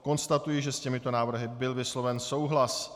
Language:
Czech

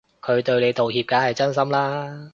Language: Cantonese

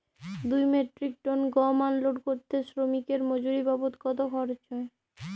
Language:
Bangla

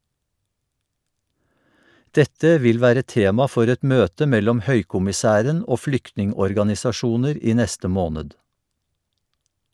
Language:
Norwegian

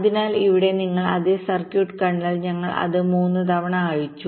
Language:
Malayalam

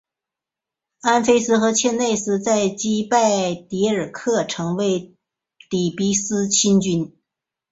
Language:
Chinese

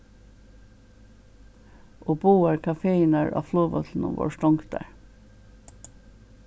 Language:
Faroese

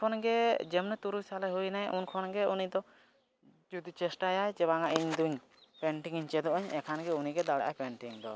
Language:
Santali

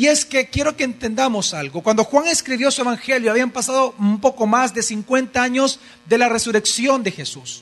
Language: Spanish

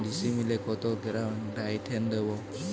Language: Bangla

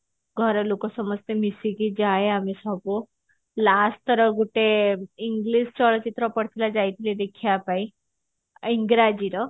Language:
Odia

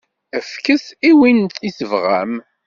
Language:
Kabyle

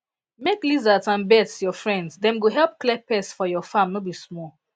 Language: Nigerian Pidgin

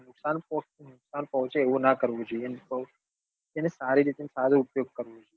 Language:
Gujarati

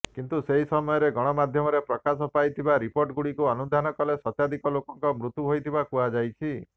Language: Odia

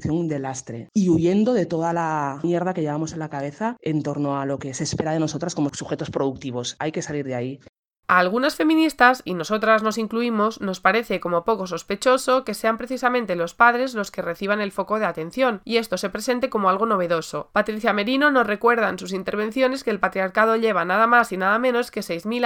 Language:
Spanish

